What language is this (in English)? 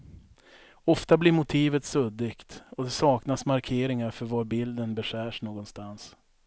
Swedish